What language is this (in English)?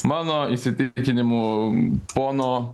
Lithuanian